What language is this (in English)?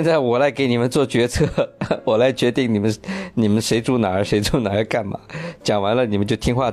Chinese